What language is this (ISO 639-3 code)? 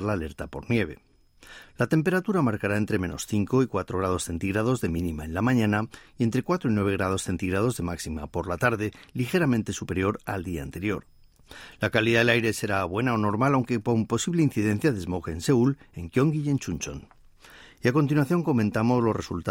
spa